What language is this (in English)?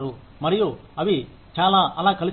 Telugu